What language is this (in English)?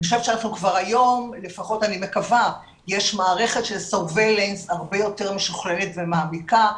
Hebrew